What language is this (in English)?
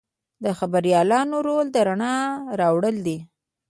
Pashto